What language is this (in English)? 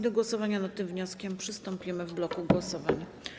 Polish